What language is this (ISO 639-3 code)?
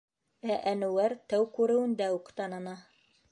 bak